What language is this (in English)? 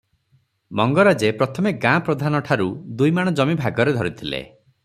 Odia